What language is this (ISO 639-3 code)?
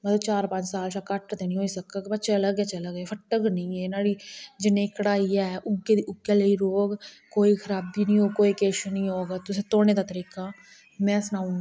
doi